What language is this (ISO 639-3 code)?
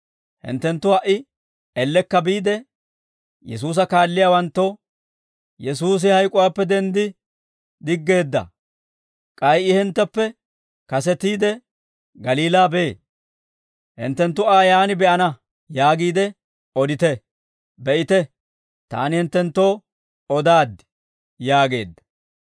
dwr